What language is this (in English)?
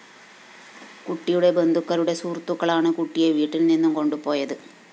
Malayalam